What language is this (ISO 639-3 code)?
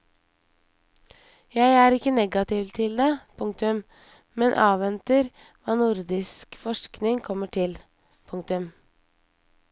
nor